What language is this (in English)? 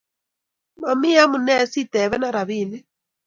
Kalenjin